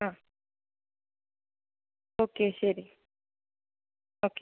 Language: Malayalam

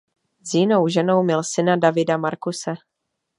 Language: Czech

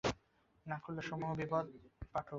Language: Bangla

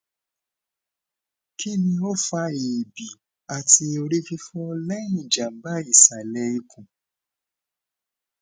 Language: Yoruba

